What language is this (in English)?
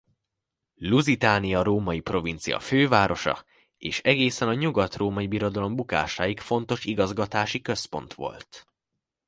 Hungarian